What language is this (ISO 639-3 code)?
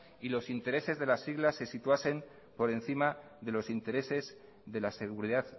spa